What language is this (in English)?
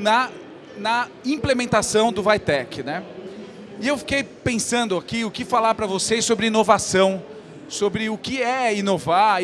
Portuguese